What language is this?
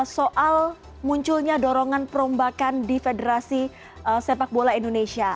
Indonesian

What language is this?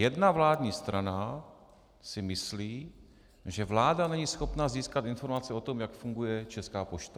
Czech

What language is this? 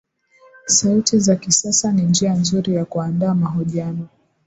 Swahili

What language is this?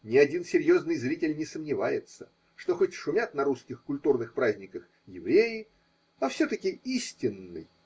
Russian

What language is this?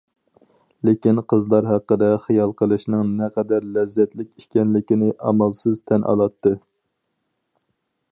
Uyghur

